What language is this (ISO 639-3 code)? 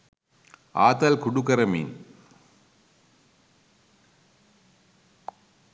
sin